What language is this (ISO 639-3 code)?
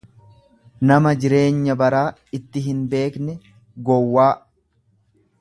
orm